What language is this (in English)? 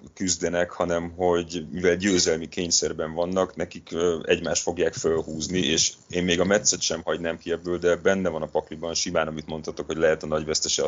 Hungarian